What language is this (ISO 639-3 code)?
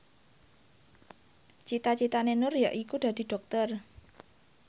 jav